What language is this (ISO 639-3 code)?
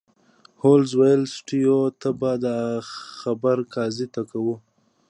pus